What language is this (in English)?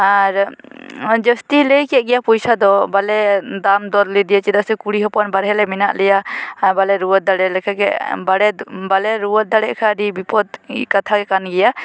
Santali